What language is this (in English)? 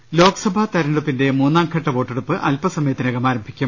Malayalam